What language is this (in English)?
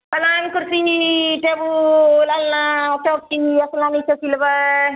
Maithili